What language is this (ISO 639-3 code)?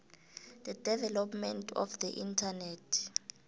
nbl